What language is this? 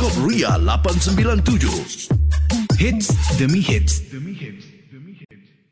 Malay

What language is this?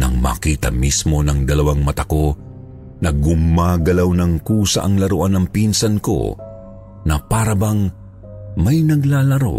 Filipino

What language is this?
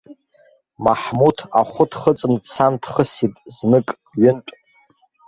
Abkhazian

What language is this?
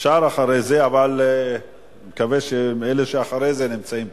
Hebrew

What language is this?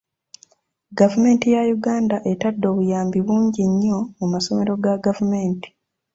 Ganda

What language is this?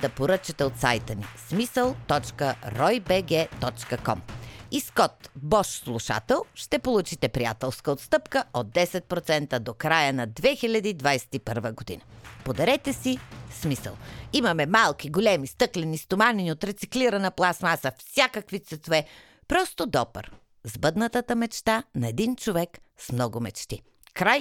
Bulgarian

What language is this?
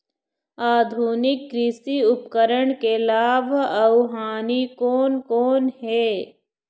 Chhattisgarhi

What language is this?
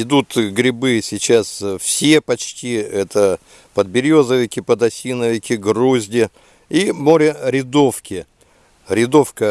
Russian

